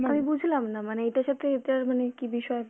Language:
Bangla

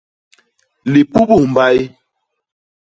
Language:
Basaa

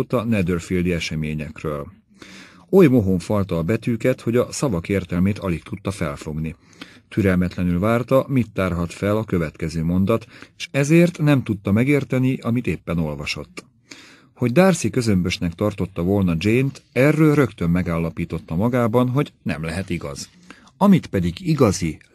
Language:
Hungarian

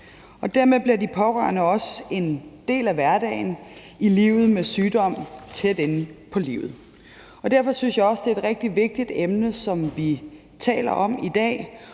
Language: Danish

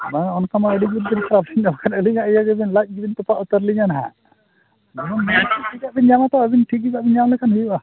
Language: Santali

